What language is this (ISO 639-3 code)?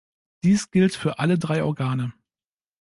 deu